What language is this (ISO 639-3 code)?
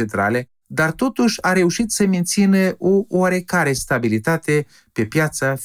ron